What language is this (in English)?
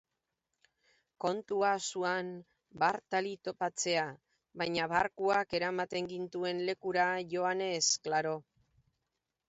Basque